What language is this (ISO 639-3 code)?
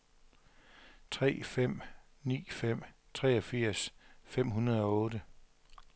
dan